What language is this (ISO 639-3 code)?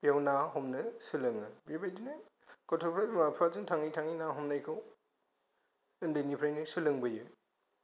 brx